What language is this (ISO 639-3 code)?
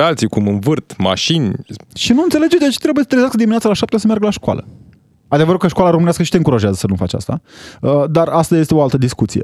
ron